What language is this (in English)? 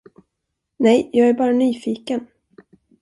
Swedish